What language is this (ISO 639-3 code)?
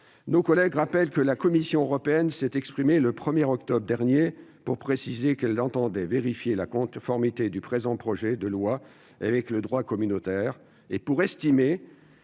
fra